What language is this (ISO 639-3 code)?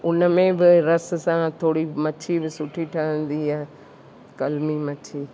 snd